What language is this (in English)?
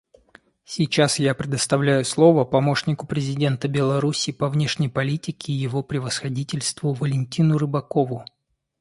Russian